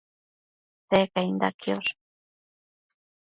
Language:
Matsés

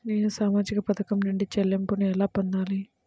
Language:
Telugu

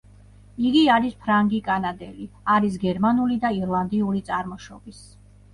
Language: Georgian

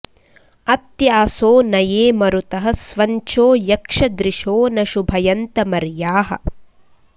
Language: Sanskrit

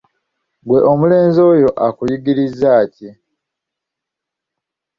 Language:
Ganda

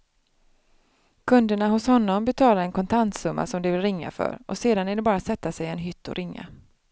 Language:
Swedish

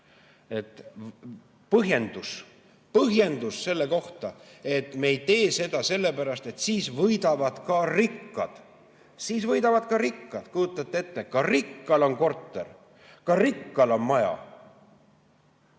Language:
Estonian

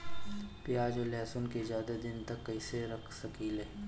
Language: Bhojpuri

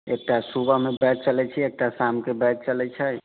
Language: Maithili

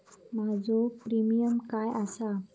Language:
Marathi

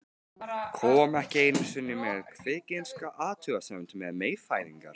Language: Icelandic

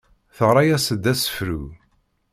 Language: Kabyle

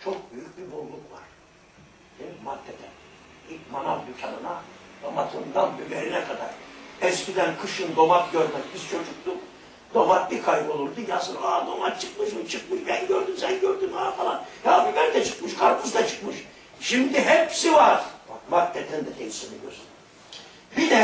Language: Turkish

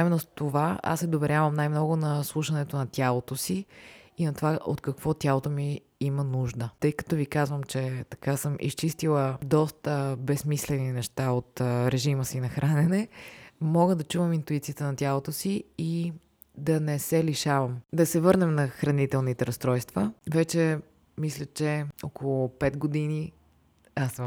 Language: Bulgarian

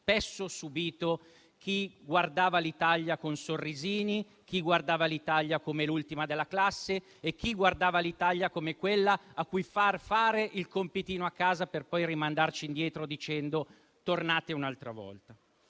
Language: Italian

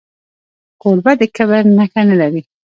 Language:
Pashto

